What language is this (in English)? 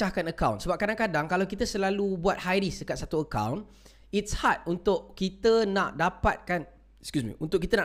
Malay